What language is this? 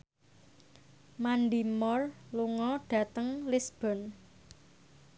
Javanese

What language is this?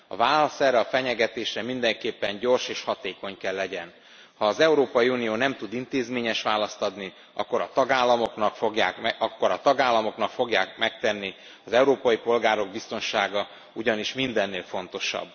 Hungarian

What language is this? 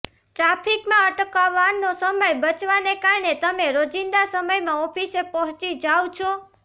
Gujarati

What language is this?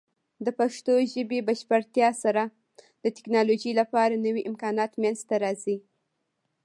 Pashto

